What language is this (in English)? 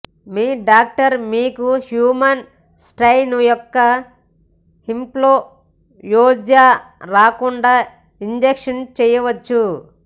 Telugu